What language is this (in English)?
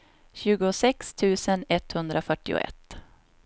Swedish